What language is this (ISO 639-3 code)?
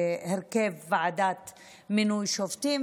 heb